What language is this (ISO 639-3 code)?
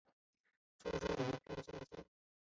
zho